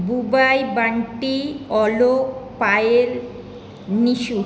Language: Bangla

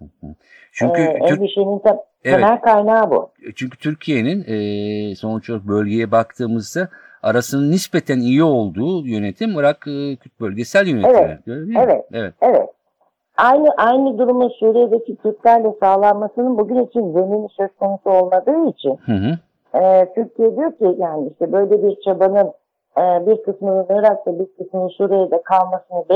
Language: Turkish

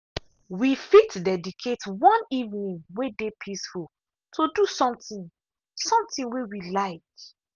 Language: Nigerian Pidgin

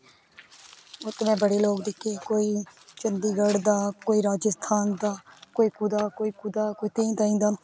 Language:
Dogri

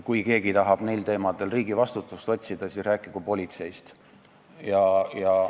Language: Estonian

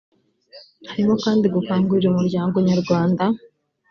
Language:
Kinyarwanda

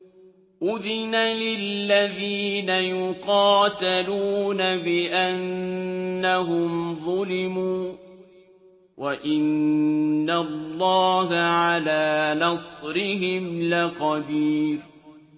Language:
Arabic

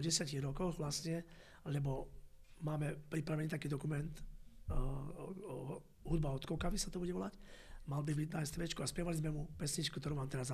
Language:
Slovak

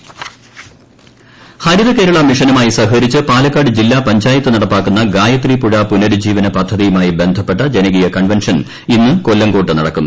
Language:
Malayalam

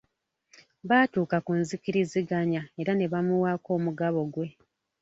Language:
Ganda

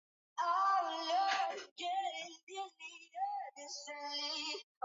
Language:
Swahili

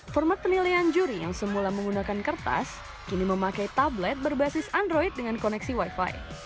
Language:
Indonesian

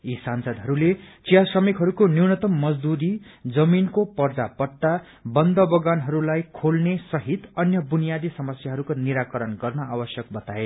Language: Nepali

